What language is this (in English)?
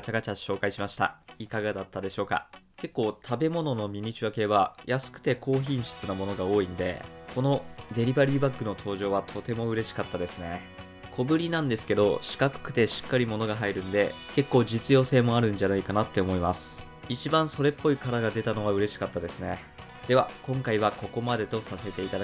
Japanese